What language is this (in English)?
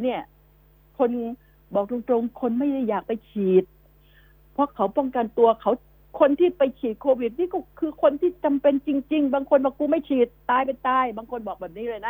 Thai